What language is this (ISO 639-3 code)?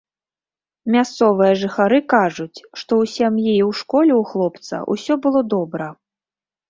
bel